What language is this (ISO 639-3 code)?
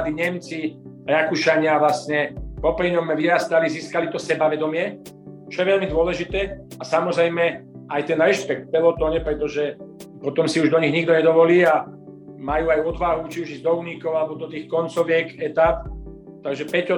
slk